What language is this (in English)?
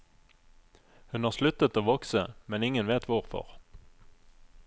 Norwegian